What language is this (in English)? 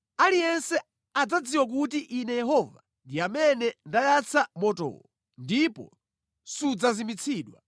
Nyanja